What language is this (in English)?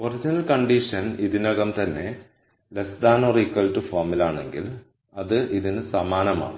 Malayalam